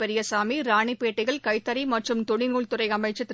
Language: Tamil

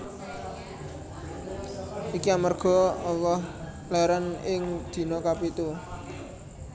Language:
Javanese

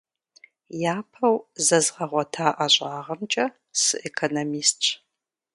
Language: Kabardian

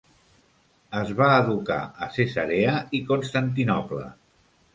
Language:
Catalan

